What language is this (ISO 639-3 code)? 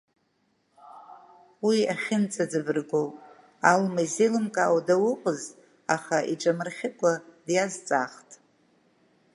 abk